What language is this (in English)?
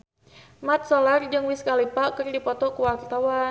Sundanese